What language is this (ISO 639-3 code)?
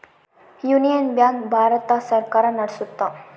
kan